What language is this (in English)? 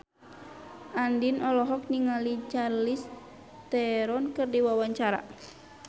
Sundanese